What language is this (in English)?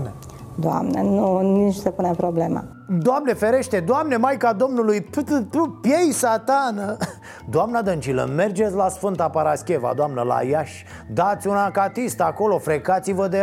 Romanian